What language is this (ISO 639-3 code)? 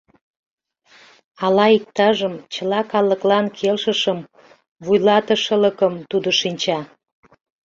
chm